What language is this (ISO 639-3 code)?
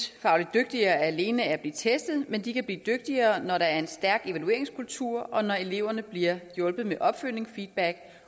dan